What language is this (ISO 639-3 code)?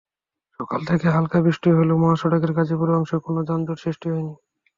ben